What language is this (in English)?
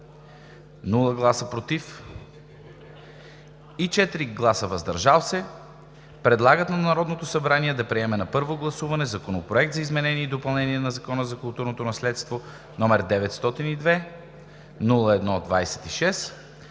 Bulgarian